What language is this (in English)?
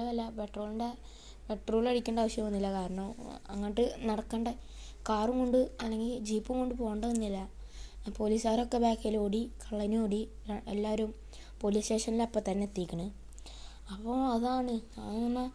Malayalam